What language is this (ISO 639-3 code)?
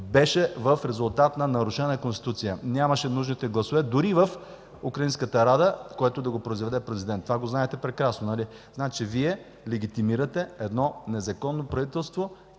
bul